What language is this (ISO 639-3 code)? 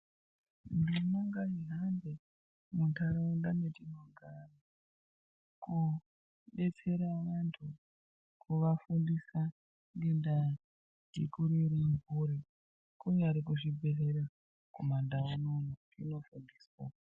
ndc